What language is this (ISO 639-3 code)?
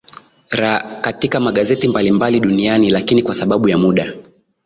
swa